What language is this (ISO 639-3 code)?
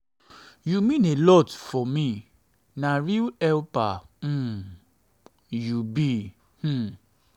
pcm